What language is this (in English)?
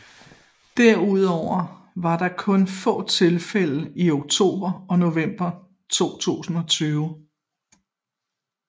Danish